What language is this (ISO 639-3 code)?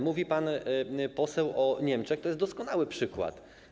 pol